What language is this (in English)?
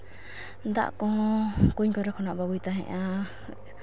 Santali